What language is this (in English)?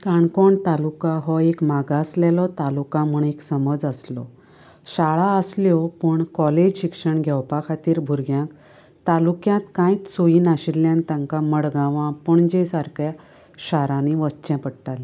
Konkani